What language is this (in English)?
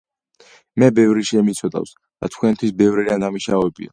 Georgian